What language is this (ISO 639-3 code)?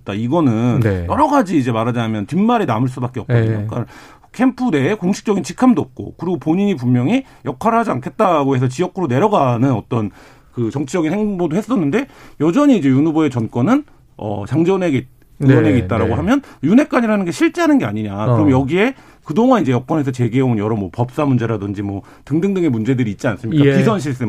kor